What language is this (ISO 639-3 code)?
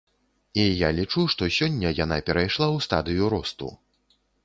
bel